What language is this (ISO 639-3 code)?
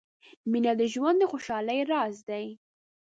pus